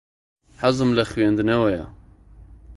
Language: Central Kurdish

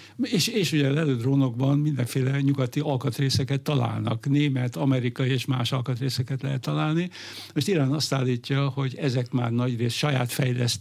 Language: Hungarian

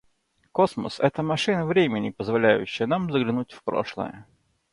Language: Russian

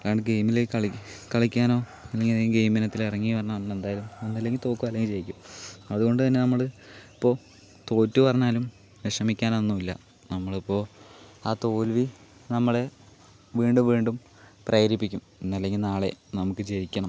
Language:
Malayalam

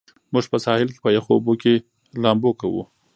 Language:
Pashto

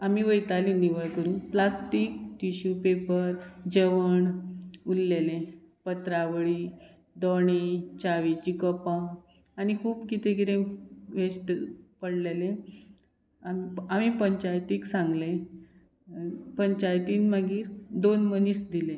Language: Konkani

